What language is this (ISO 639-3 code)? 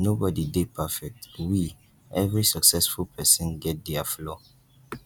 pcm